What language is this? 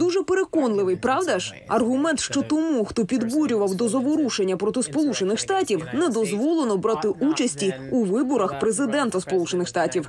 Ukrainian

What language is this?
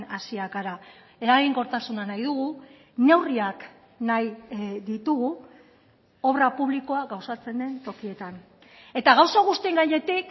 Basque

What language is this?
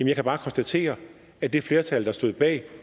Danish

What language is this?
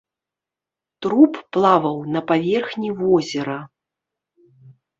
Belarusian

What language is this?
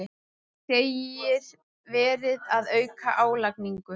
Icelandic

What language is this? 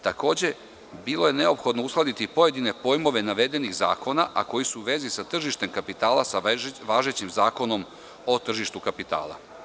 Serbian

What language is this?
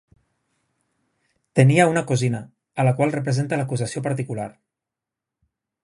Catalan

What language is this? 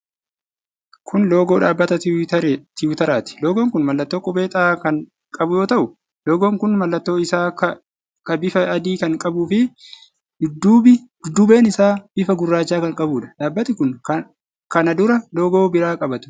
Oromo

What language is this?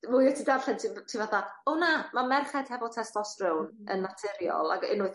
Welsh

